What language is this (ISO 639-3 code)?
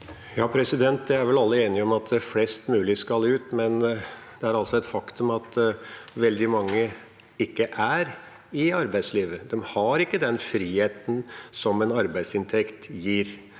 nor